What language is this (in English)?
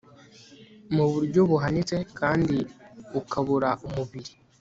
Kinyarwanda